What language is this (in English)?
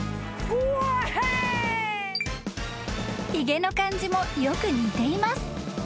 Japanese